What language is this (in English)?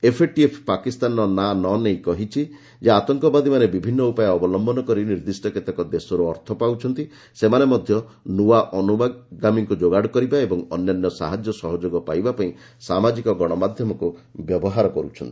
Odia